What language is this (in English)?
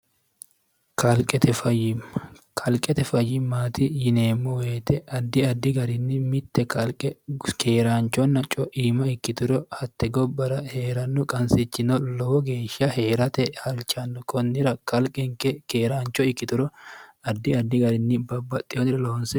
Sidamo